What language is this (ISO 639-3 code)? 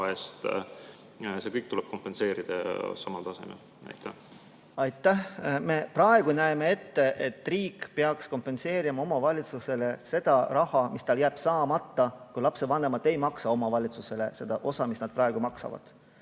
est